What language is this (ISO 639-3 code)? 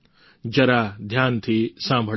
guj